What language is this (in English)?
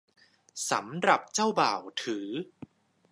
Thai